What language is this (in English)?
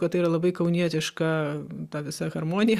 Lithuanian